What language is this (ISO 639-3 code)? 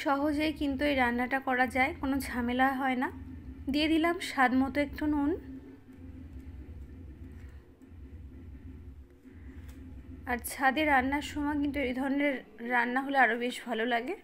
hin